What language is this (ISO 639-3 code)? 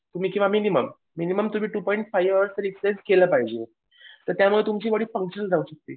mar